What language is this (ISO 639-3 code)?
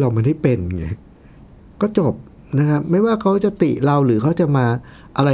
tha